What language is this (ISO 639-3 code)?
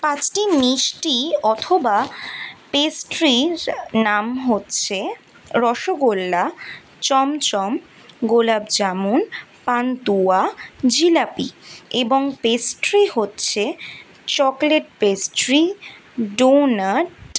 ben